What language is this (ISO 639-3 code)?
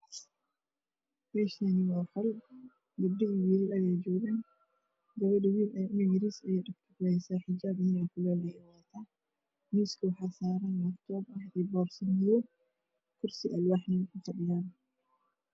som